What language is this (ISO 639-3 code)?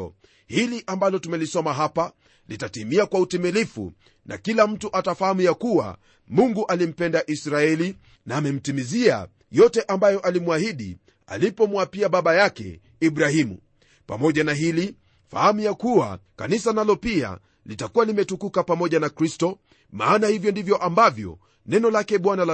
swa